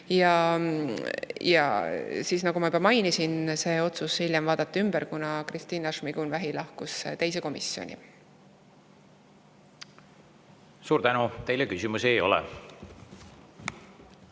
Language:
Estonian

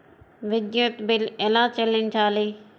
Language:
Telugu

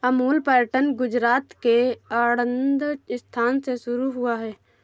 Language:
Hindi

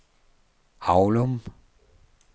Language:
Danish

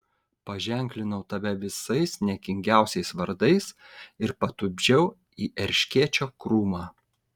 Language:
Lithuanian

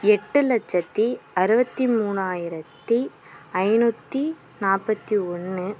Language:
Tamil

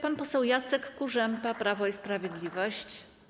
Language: Polish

